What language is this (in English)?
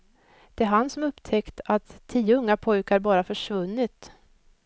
Swedish